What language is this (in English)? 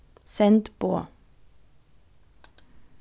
Faroese